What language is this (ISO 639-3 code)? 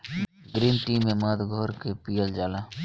bho